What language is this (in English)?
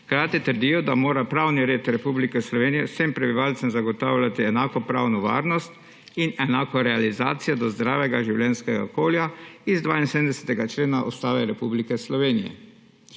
Slovenian